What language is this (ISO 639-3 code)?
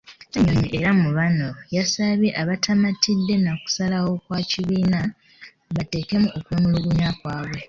lug